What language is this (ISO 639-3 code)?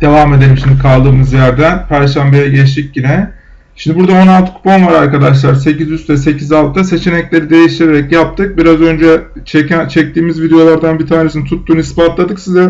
tur